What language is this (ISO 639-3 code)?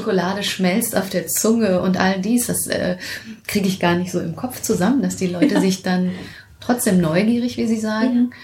deu